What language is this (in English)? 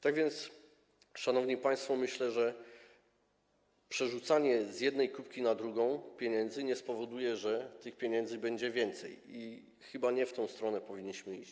Polish